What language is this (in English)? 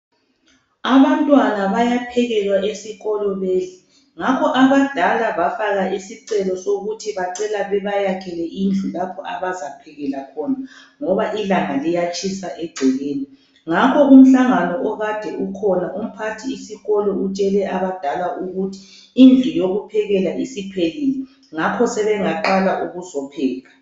North Ndebele